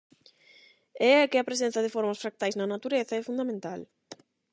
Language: Galician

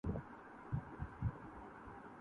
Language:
Urdu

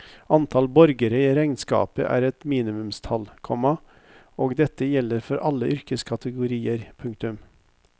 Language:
Norwegian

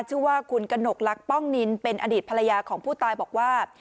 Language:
Thai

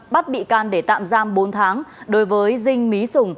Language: Vietnamese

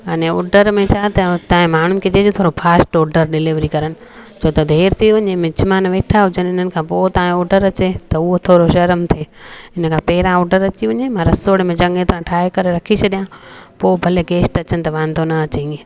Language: Sindhi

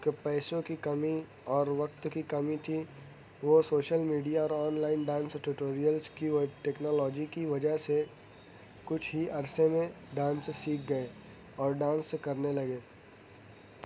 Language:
Urdu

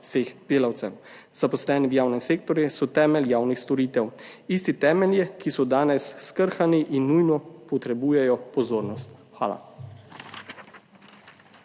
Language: Slovenian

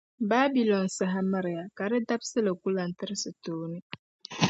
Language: Dagbani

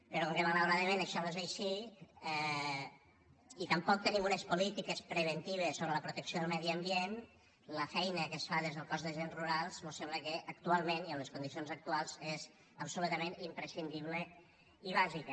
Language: Catalan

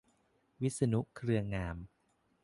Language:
Thai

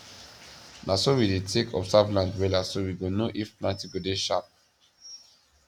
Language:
Nigerian Pidgin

